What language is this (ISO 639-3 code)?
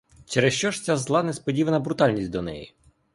ukr